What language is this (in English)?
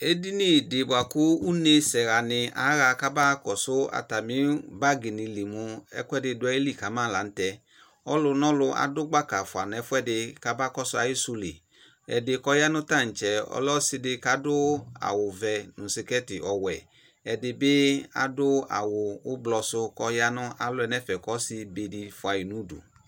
Ikposo